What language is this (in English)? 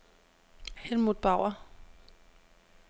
Danish